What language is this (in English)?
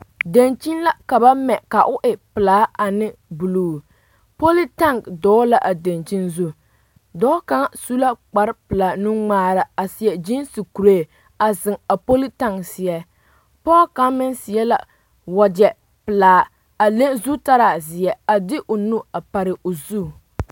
Southern Dagaare